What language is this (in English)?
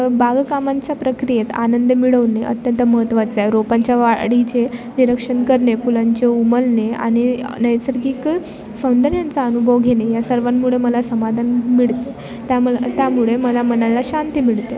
Marathi